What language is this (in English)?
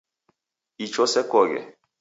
Taita